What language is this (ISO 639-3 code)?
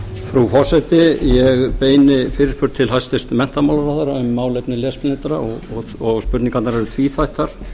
isl